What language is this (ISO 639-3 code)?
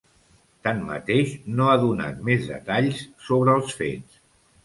cat